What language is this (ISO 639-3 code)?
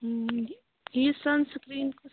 kas